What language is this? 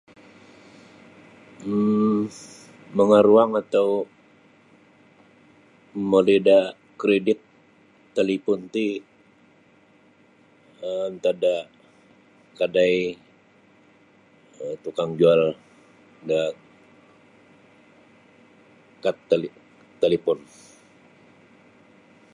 Sabah Bisaya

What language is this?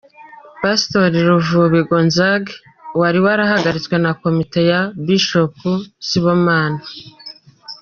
Kinyarwanda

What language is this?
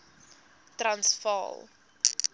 Afrikaans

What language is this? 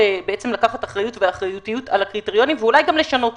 Hebrew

